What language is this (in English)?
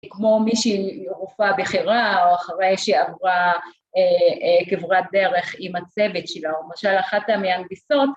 Hebrew